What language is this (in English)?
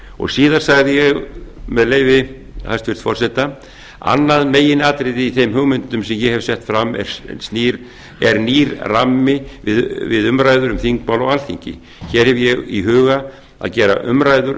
Icelandic